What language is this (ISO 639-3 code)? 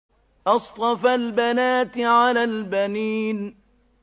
ara